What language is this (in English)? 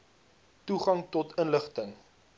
Afrikaans